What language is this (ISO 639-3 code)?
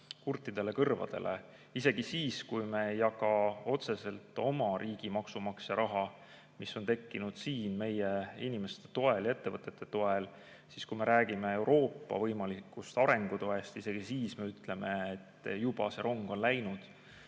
est